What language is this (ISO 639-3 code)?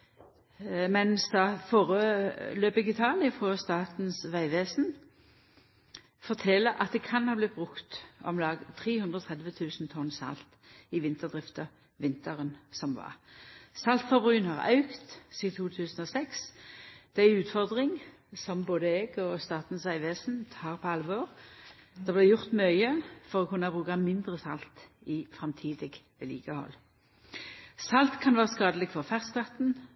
nno